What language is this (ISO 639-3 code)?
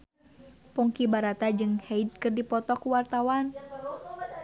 sun